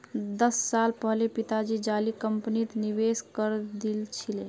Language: Magahi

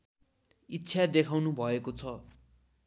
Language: Nepali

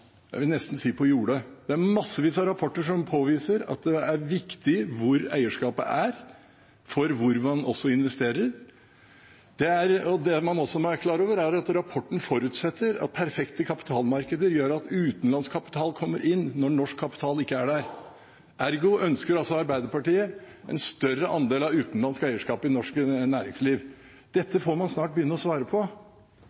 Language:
Norwegian Bokmål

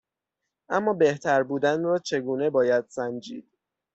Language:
Persian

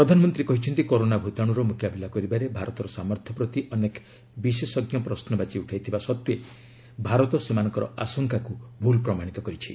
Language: Odia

